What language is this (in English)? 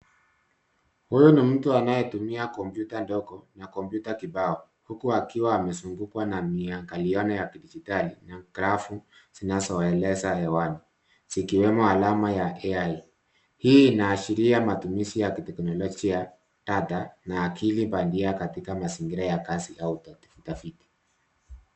Swahili